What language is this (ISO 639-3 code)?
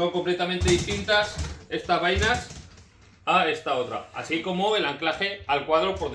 spa